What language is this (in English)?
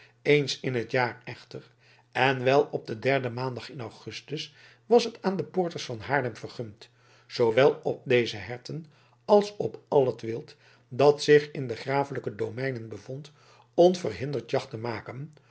Dutch